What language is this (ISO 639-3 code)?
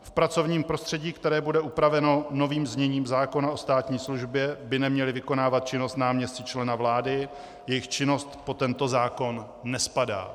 ces